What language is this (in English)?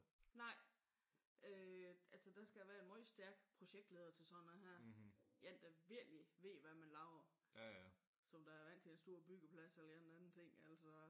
Danish